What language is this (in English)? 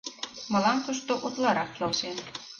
Mari